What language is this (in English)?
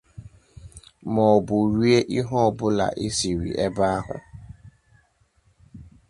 Igbo